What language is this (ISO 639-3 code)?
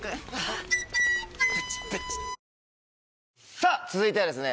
jpn